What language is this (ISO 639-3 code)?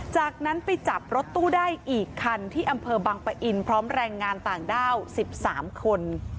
tha